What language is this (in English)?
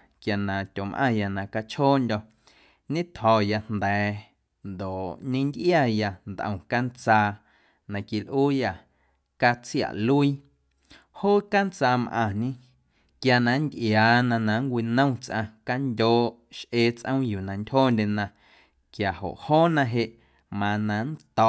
Guerrero Amuzgo